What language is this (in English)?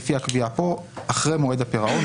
Hebrew